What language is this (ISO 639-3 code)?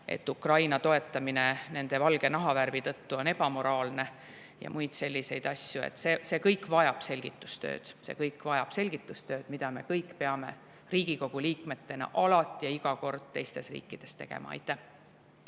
est